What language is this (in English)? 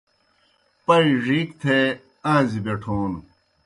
Kohistani Shina